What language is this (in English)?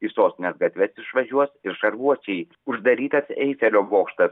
Lithuanian